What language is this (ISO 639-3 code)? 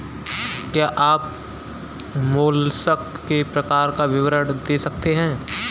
hin